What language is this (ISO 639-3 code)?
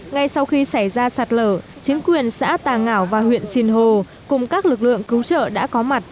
vie